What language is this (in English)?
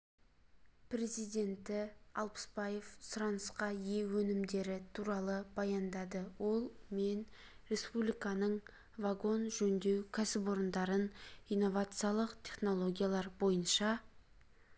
Kazakh